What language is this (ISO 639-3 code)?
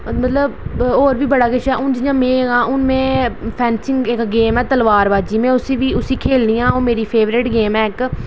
doi